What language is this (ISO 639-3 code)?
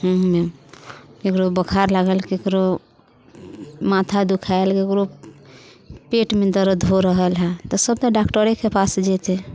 mai